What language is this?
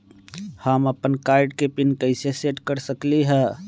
Magahi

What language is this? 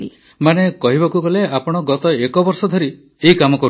Odia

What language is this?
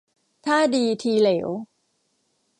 Thai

